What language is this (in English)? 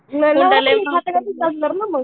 Marathi